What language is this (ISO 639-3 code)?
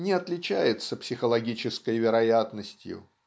rus